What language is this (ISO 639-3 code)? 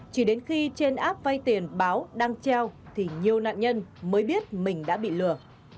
vie